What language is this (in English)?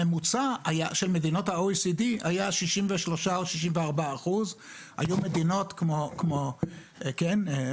Hebrew